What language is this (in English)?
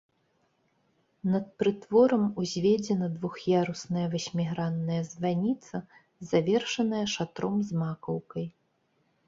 Belarusian